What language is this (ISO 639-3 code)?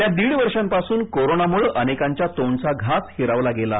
mar